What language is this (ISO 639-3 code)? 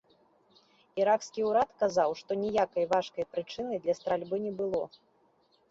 bel